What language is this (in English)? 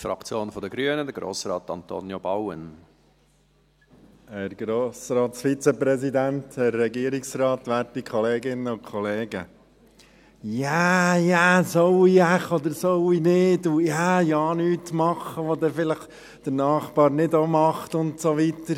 Swiss German